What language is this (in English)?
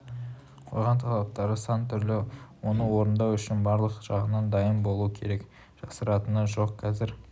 Kazakh